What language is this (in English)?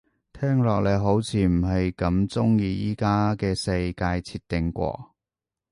Cantonese